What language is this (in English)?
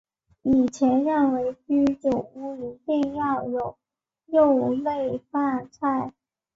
Chinese